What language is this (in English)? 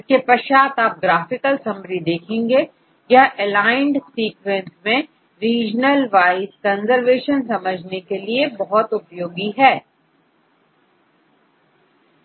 Hindi